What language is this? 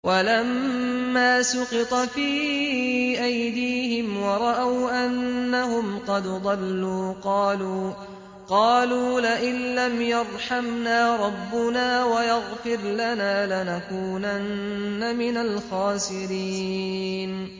Arabic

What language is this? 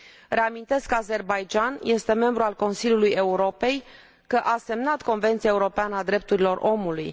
Romanian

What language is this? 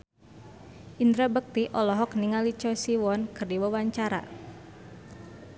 Sundanese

